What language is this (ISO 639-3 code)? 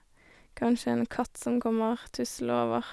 nor